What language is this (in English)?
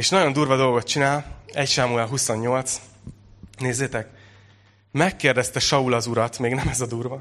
Hungarian